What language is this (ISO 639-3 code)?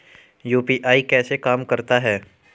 hin